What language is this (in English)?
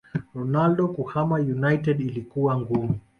Swahili